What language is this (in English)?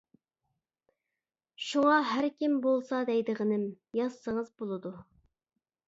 Uyghur